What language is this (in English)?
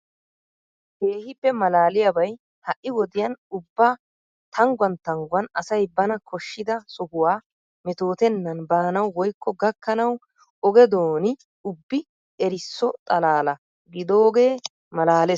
Wolaytta